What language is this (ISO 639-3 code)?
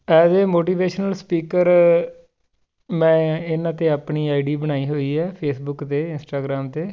pan